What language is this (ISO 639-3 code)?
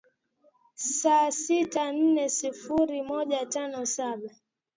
swa